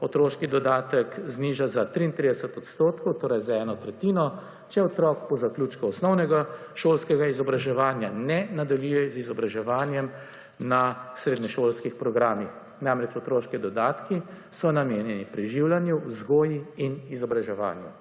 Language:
Slovenian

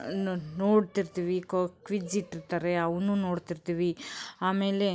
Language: Kannada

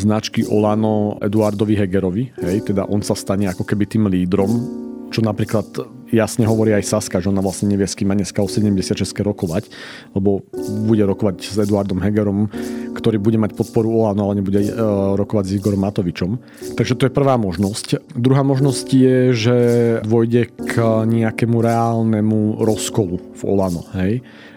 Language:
Slovak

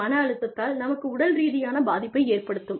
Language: Tamil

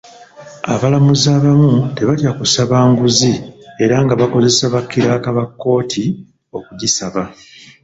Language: Ganda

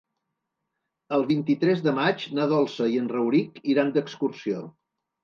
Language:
Catalan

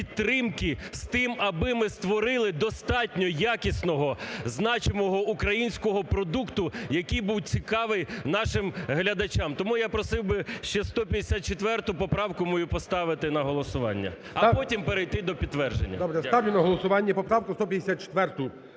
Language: Ukrainian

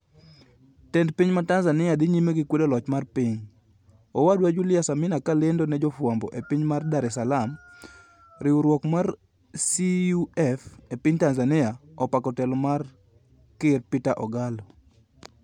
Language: Luo (Kenya and Tanzania)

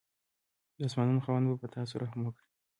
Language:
Pashto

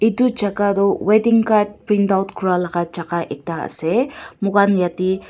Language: Naga Pidgin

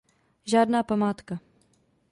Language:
Czech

